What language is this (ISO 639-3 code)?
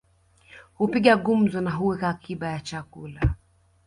swa